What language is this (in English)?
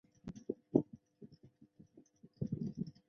Chinese